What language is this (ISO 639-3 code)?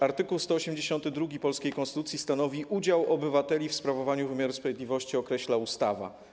pol